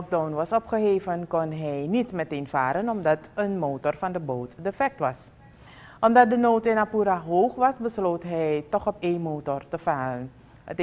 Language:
Dutch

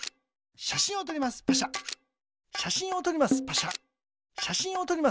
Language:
Japanese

